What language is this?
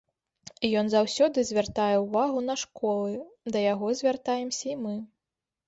Belarusian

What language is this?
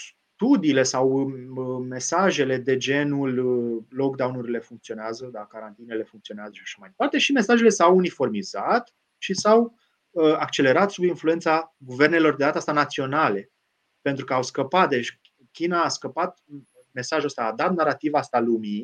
Romanian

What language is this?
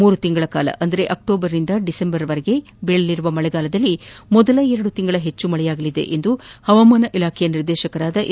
Kannada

